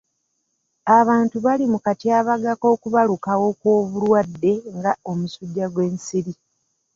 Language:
Ganda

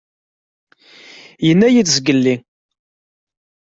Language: Kabyle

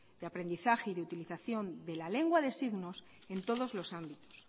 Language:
Spanish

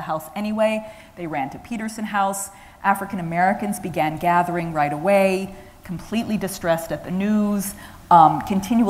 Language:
English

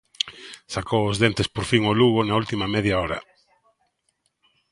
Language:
Galician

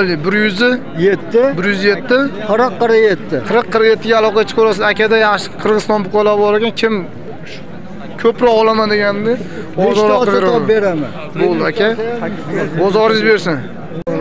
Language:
Turkish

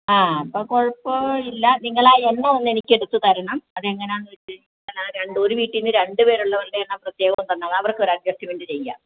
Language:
Malayalam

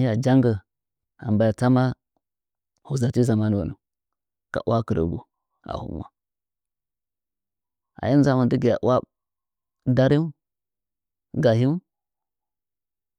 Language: Nzanyi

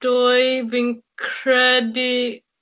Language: Welsh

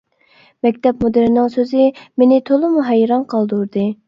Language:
Uyghur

